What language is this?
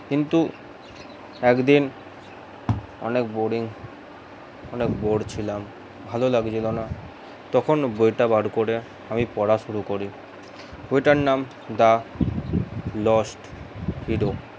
Bangla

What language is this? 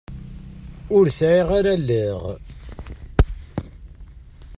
Kabyle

